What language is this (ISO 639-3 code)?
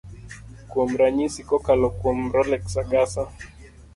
luo